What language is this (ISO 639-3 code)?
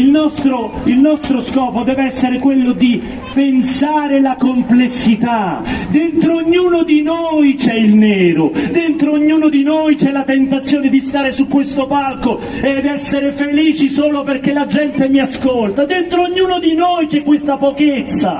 ita